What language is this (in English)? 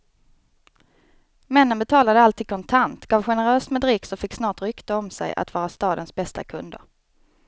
Swedish